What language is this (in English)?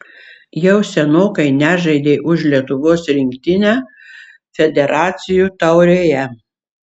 Lithuanian